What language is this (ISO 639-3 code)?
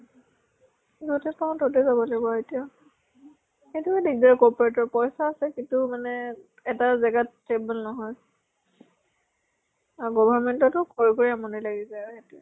asm